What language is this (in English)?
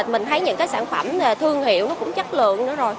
Vietnamese